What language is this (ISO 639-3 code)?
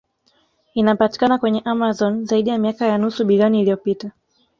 swa